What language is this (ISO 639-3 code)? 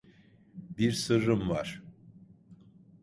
tur